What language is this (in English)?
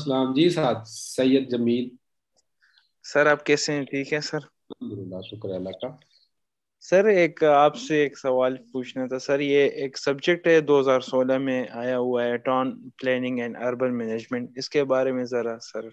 Hindi